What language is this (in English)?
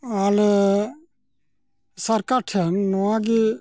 Santali